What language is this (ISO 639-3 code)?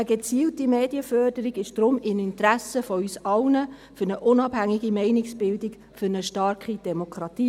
gsw